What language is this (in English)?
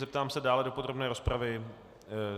Czech